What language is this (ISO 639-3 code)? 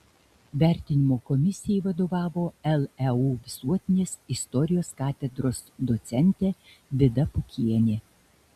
lit